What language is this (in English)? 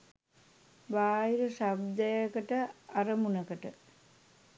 Sinhala